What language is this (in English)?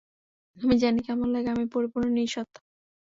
Bangla